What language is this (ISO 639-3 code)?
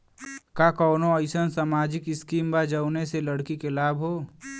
bho